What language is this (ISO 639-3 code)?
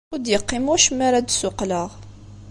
kab